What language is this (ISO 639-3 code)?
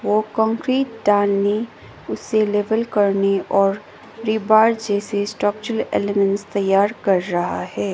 hin